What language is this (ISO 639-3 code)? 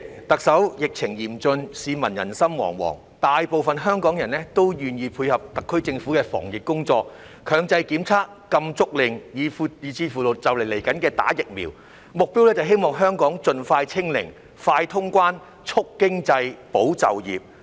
yue